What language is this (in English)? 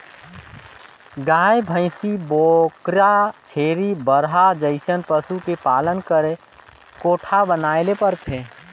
Chhattisgarhi